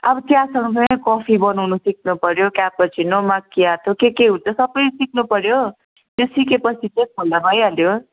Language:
Nepali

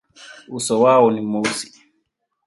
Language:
Swahili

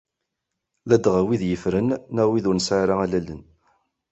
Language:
Kabyle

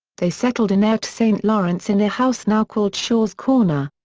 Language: English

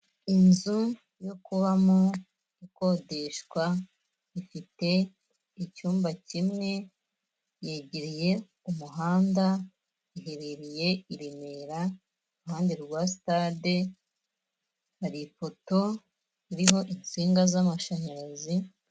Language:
Kinyarwanda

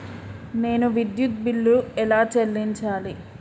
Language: Telugu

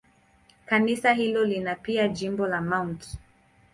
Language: Swahili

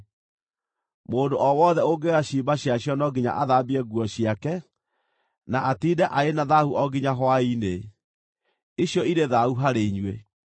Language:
Kikuyu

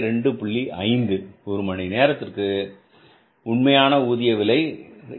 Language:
Tamil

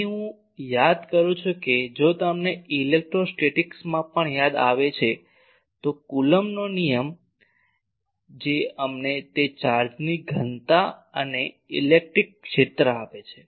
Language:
Gujarati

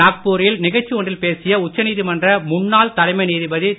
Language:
Tamil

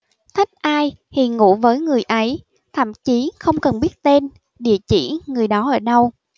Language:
Vietnamese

